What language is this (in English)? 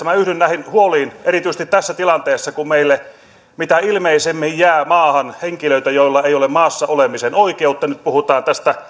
Finnish